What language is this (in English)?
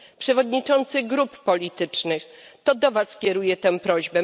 Polish